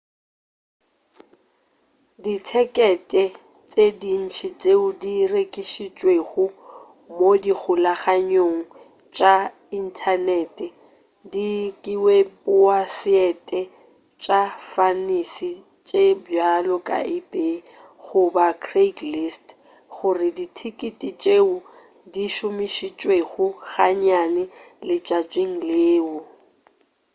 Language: Northern Sotho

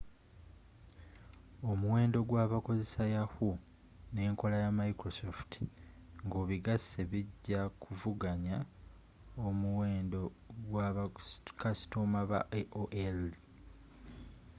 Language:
Ganda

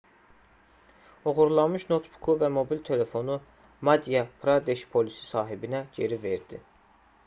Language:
Azerbaijani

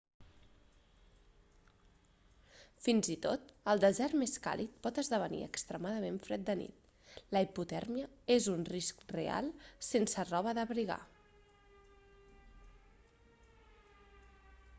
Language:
Catalan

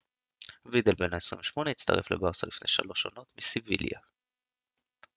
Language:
Hebrew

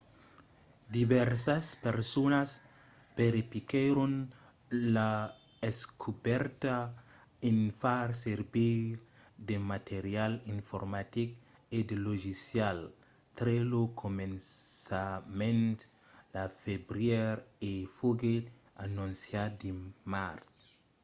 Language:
Occitan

